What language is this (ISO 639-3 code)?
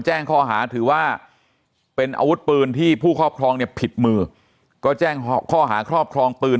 tha